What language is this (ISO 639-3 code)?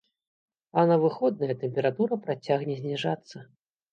bel